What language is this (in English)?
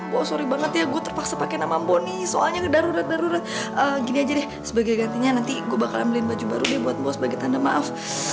Indonesian